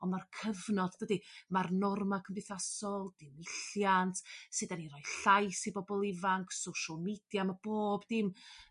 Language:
Welsh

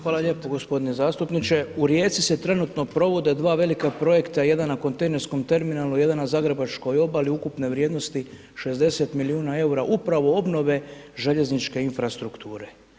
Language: Croatian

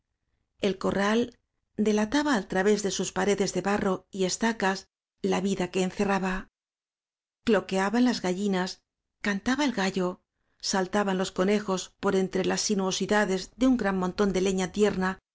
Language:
Spanish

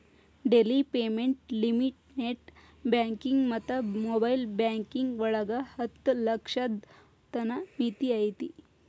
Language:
Kannada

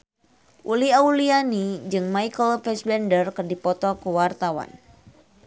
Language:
Sundanese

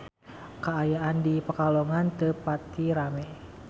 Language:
Sundanese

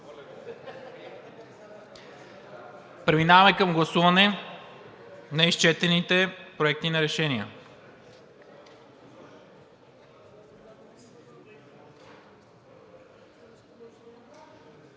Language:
Bulgarian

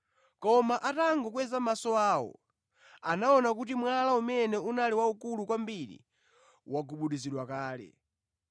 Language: Nyanja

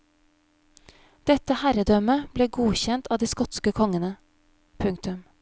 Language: Norwegian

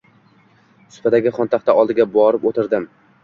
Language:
Uzbek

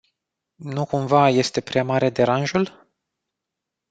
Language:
Romanian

